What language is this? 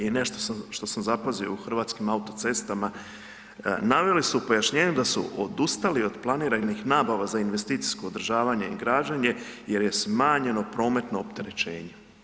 Croatian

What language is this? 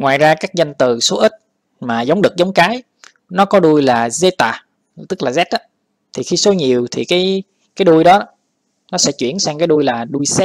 Vietnamese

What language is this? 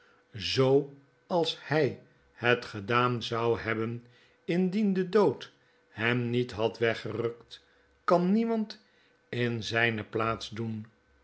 Dutch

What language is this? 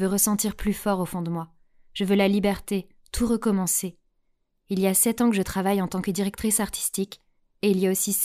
French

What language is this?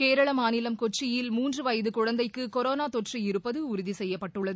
Tamil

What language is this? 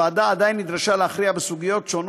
Hebrew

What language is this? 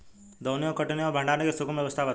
Bhojpuri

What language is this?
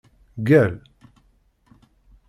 Kabyle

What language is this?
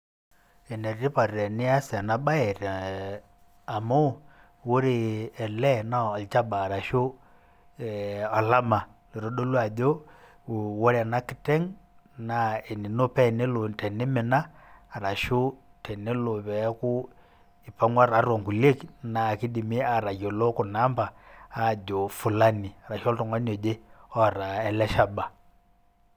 Masai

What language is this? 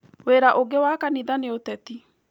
Kikuyu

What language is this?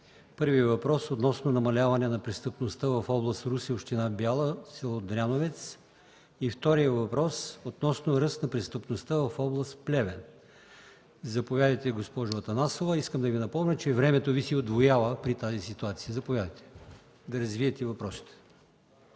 Bulgarian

